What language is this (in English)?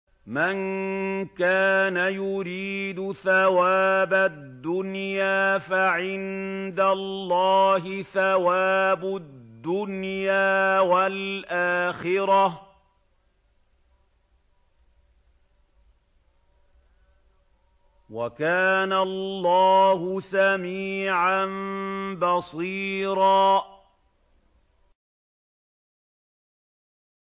Arabic